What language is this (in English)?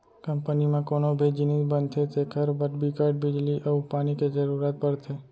Chhattisgarhi